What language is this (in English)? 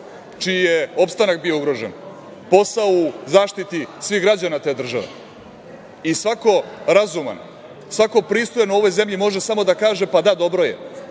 Serbian